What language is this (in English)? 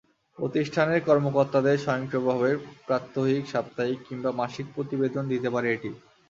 Bangla